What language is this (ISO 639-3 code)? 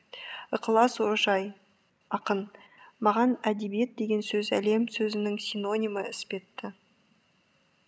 kaz